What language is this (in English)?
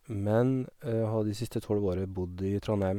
Norwegian